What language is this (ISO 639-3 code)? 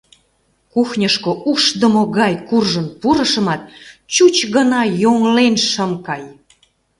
chm